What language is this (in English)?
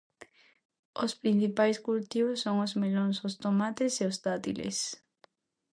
Galician